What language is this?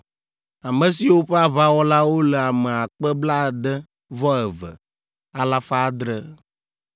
Ewe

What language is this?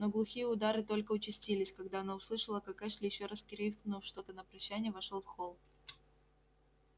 Russian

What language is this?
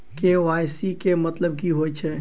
Maithili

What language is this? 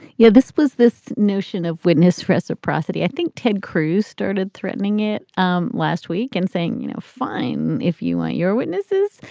English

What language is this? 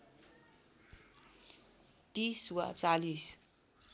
Nepali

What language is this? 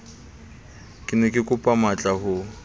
Southern Sotho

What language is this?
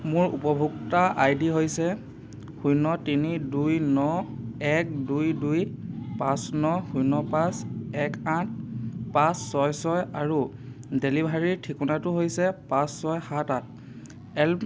Assamese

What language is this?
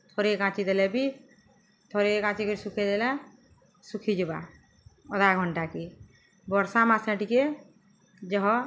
Odia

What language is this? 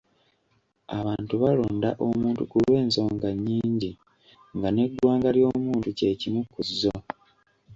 Ganda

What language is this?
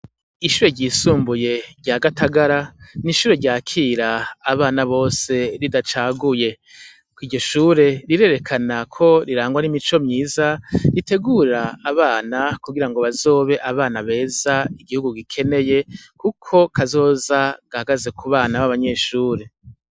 Rundi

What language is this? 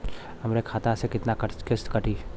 Bhojpuri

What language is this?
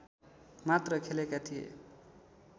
Nepali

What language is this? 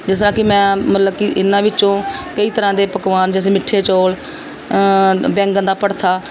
Punjabi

